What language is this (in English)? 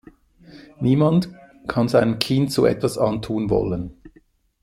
German